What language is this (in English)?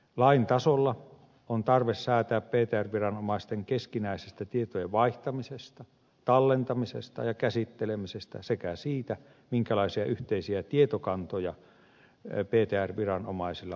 Finnish